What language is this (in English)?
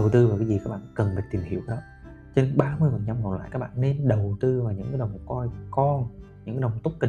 Vietnamese